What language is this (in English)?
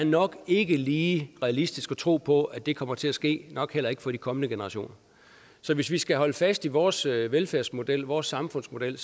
Danish